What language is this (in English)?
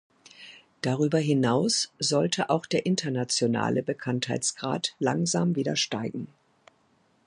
German